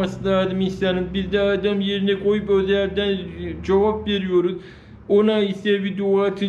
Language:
Turkish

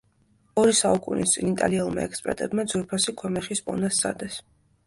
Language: Georgian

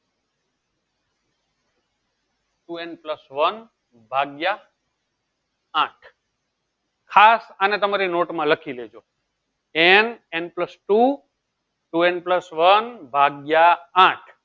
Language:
Gujarati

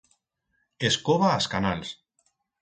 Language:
Aragonese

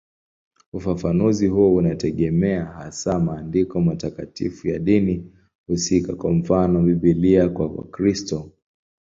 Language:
Swahili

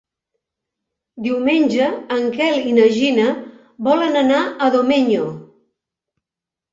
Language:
Catalan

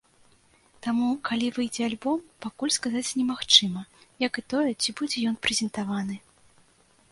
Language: Belarusian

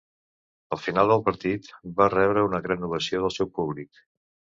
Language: Catalan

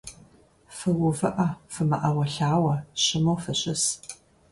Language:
Kabardian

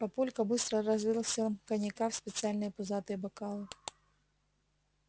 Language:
Russian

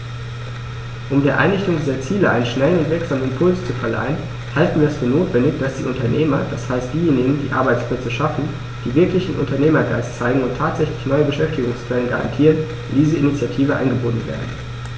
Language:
German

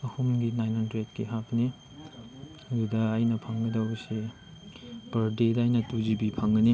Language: Manipuri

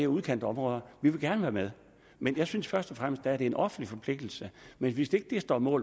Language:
Danish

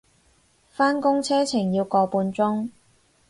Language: Cantonese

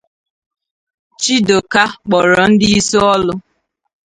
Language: Igbo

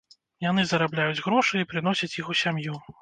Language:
Belarusian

